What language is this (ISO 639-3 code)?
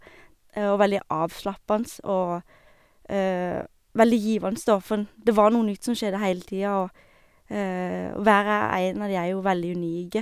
nor